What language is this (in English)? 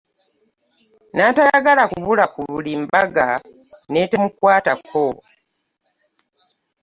Ganda